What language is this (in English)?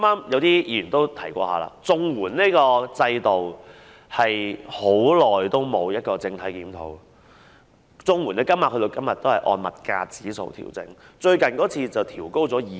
Cantonese